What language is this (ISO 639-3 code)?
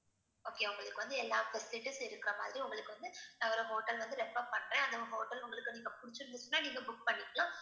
tam